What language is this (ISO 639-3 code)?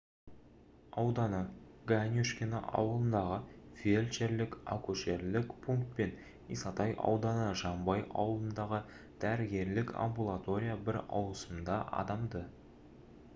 kaz